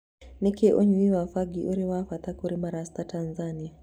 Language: Kikuyu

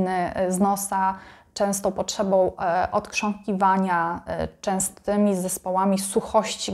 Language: Polish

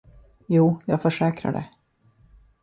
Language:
Swedish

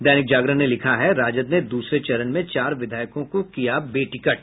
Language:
Hindi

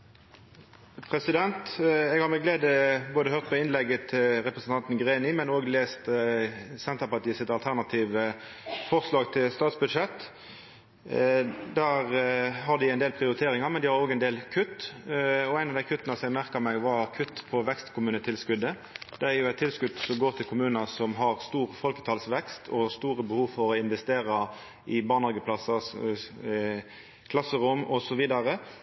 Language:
Norwegian Nynorsk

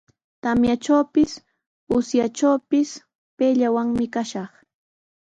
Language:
Sihuas Ancash Quechua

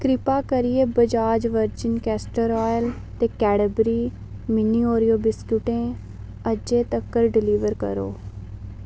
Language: Dogri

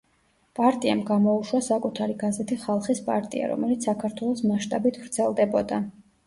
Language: Georgian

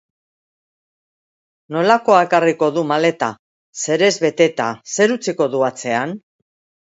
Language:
Basque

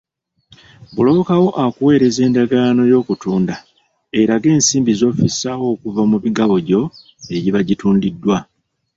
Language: Ganda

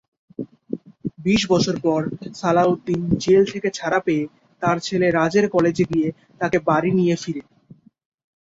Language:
Bangla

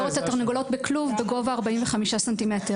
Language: Hebrew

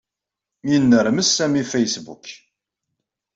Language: Kabyle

